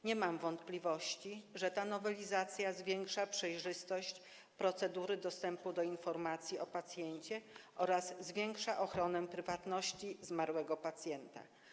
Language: Polish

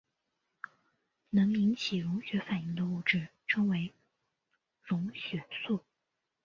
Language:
Chinese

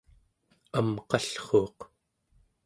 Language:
Central Yupik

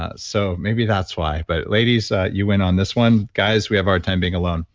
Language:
English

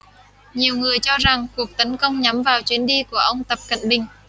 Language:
Vietnamese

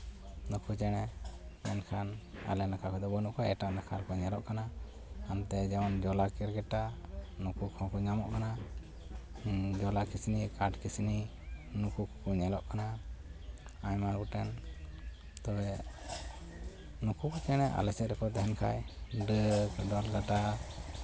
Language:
Santali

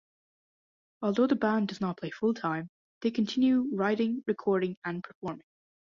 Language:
English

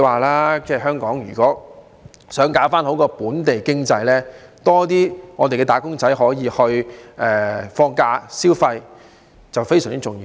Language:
Cantonese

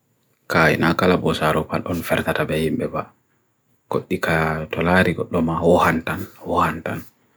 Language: Bagirmi Fulfulde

